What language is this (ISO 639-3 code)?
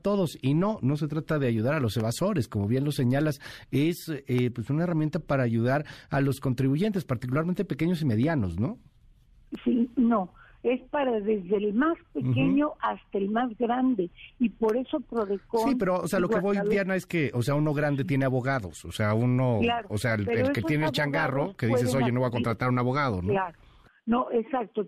spa